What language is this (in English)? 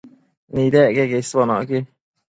Matsés